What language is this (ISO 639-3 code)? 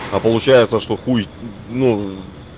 rus